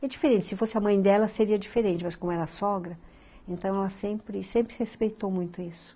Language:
Portuguese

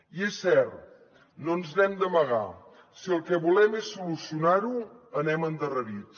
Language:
Catalan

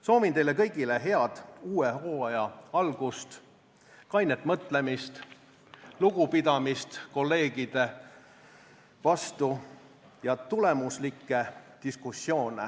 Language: Estonian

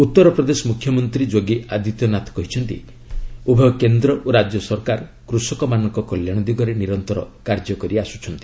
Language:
Odia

